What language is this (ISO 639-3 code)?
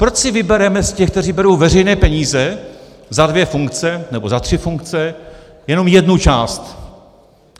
ces